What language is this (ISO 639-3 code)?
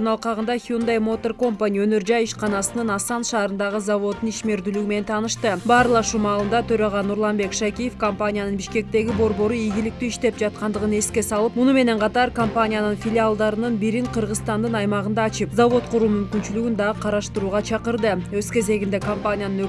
tur